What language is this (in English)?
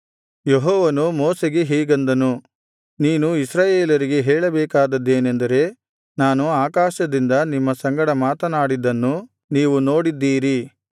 Kannada